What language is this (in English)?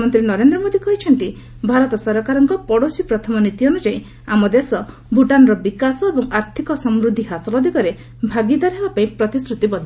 Odia